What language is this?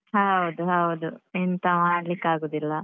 Kannada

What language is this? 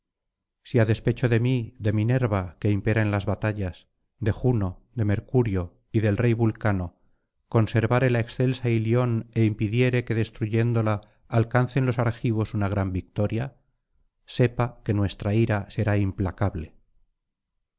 Spanish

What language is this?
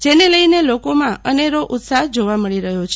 Gujarati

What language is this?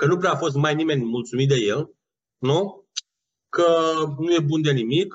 Romanian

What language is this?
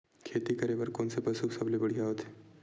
Chhattisgarhi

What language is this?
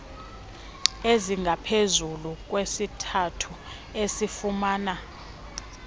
Xhosa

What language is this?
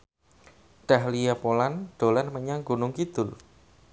Javanese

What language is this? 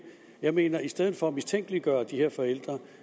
Danish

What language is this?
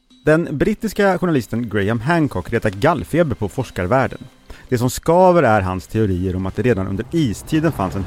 Swedish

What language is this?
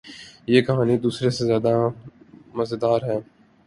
Urdu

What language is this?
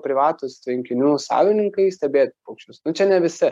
Lithuanian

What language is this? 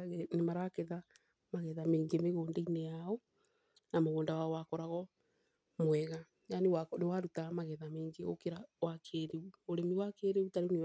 Kikuyu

